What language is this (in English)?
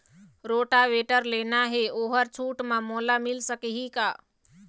Chhattisgarhi